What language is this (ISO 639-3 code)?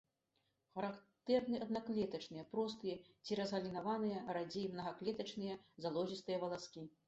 bel